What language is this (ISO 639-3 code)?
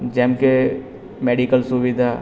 guj